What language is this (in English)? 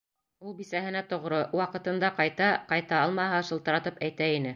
Bashkir